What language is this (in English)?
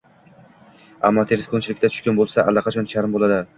Uzbek